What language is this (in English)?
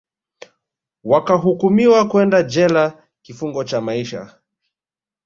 Swahili